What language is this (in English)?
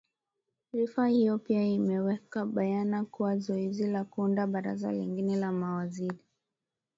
Swahili